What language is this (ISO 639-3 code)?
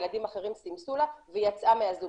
heb